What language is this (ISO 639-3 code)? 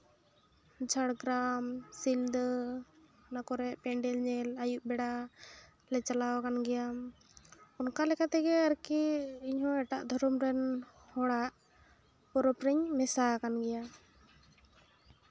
sat